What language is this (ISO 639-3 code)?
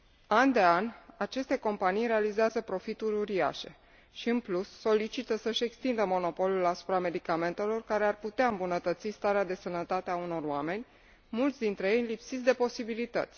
ron